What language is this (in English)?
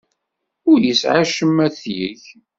Kabyle